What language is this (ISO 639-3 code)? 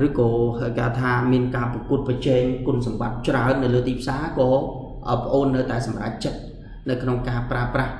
vie